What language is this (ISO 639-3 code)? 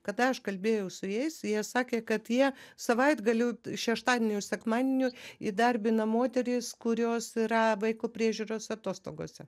lit